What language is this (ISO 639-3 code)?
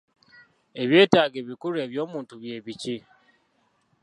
lug